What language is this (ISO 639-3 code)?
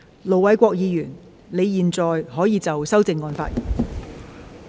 yue